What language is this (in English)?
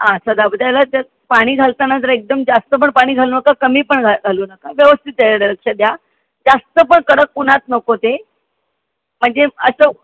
Marathi